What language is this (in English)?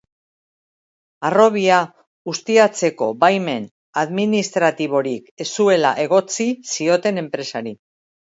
Basque